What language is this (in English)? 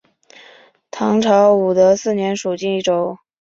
Chinese